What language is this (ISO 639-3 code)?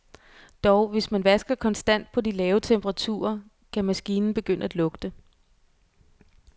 dan